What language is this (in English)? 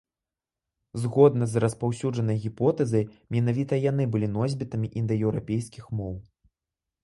Belarusian